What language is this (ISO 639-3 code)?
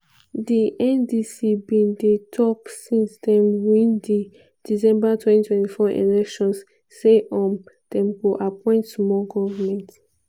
pcm